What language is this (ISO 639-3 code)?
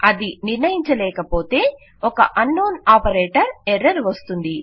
tel